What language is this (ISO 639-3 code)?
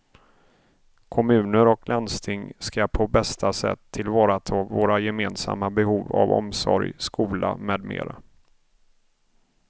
swe